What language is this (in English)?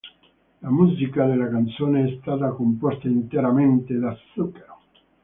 Italian